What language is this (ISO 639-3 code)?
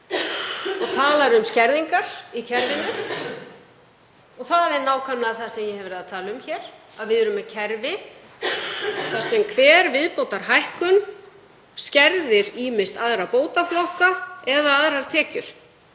isl